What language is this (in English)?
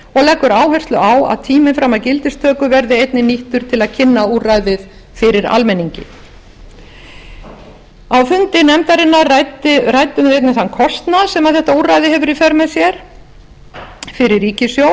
Icelandic